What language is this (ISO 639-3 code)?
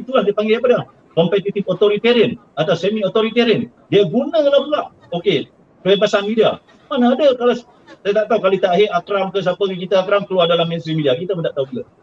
msa